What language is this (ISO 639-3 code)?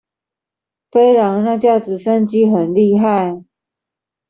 zho